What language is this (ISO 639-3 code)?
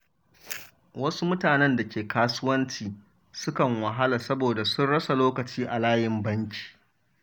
hau